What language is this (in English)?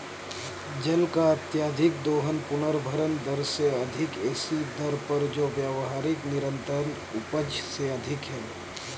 Hindi